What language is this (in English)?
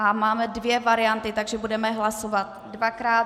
Czech